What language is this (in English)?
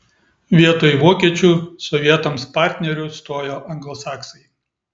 Lithuanian